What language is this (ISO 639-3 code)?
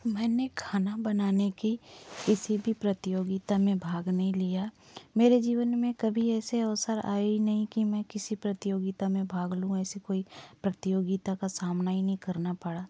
hin